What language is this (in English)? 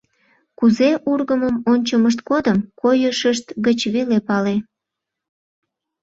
Mari